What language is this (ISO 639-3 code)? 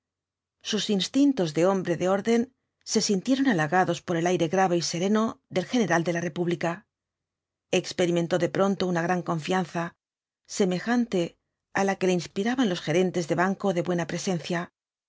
spa